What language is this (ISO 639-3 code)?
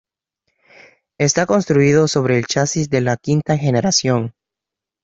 spa